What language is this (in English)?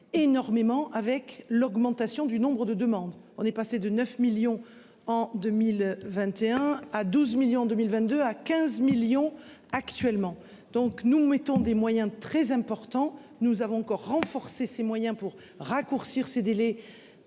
French